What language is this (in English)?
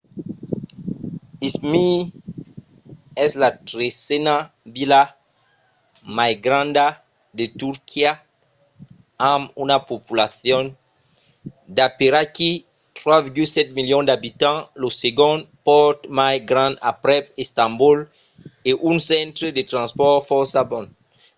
Occitan